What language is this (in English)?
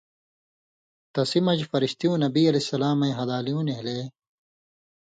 Indus Kohistani